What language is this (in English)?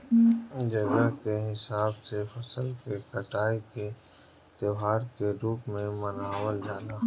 Bhojpuri